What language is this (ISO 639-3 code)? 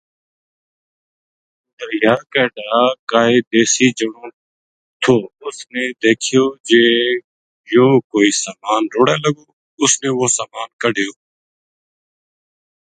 gju